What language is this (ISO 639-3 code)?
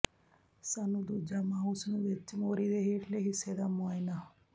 pan